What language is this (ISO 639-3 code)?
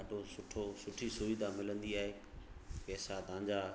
snd